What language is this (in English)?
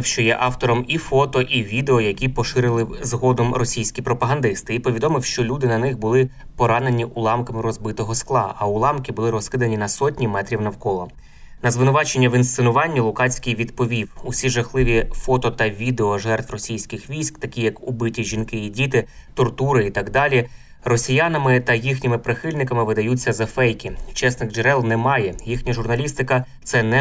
Ukrainian